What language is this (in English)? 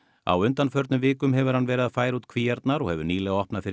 Icelandic